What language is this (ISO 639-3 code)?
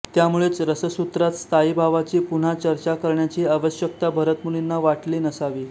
mar